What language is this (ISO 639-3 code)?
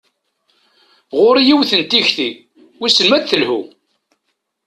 kab